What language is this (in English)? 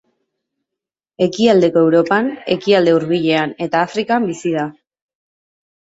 Basque